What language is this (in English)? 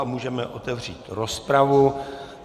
Czech